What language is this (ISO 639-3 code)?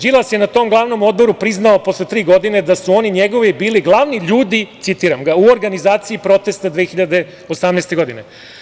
srp